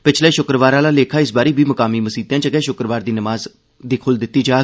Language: Dogri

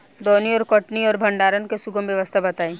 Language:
Bhojpuri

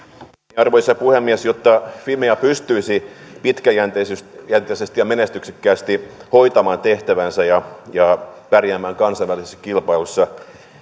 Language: Finnish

